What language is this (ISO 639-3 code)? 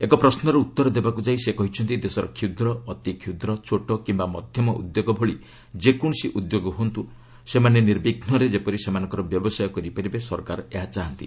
ori